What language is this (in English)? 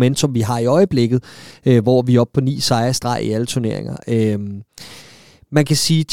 Danish